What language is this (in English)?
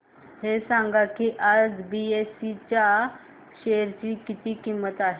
Marathi